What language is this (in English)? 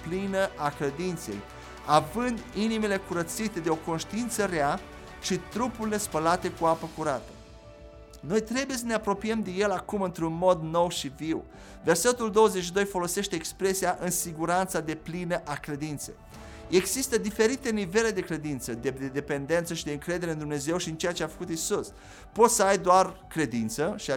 Romanian